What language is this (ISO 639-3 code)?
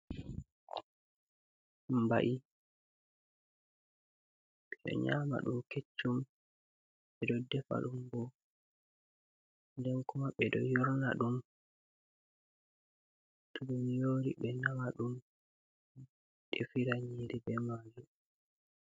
ful